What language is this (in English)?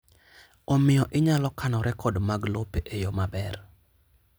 Luo (Kenya and Tanzania)